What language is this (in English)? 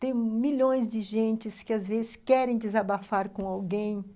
Portuguese